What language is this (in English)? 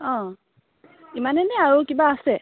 Assamese